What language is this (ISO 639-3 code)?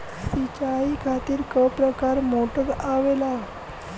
bho